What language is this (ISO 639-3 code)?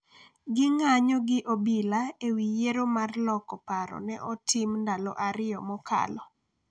luo